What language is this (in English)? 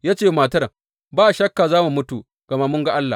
Hausa